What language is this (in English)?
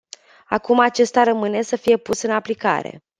Romanian